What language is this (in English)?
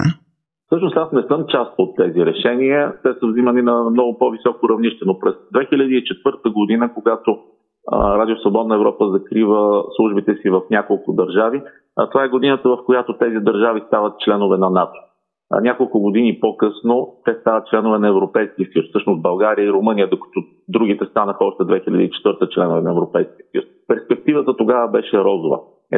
Bulgarian